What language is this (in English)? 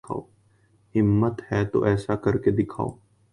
Urdu